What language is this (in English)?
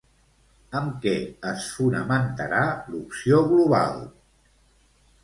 Catalan